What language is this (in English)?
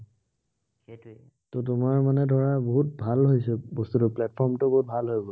Assamese